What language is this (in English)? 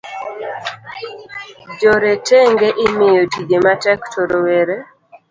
Luo (Kenya and Tanzania)